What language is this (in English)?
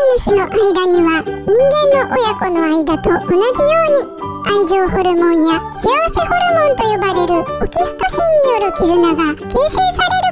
Japanese